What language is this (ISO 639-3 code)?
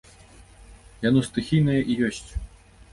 bel